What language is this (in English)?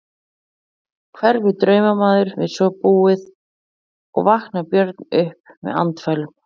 Icelandic